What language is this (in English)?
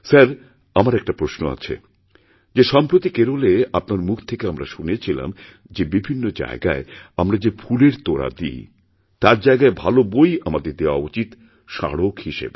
Bangla